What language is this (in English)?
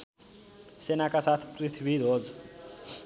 Nepali